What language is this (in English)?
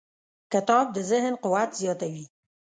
Pashto